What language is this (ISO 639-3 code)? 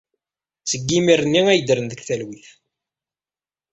kab